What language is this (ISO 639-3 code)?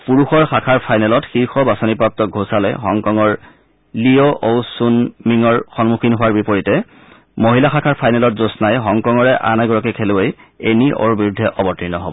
asm